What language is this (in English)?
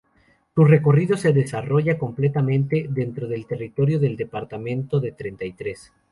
Spanish